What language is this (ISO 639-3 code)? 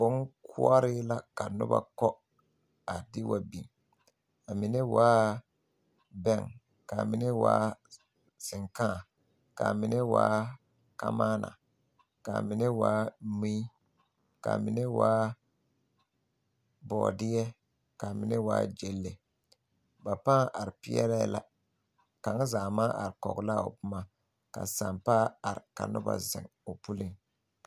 dga